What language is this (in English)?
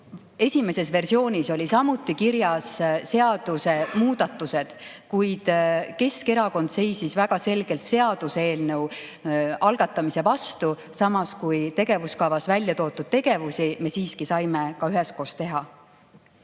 Estonian